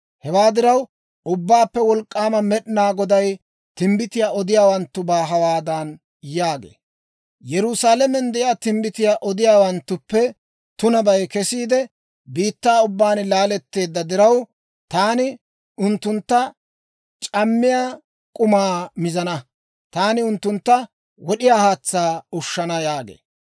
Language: Dawro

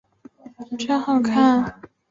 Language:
Chinese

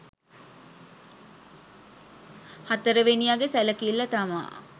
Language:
Sinhala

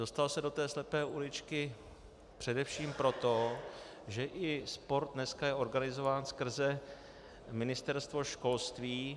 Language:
Czech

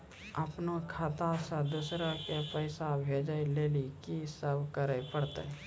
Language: Maithili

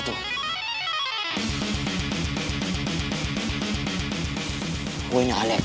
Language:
Indonesian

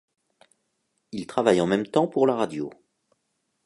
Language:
French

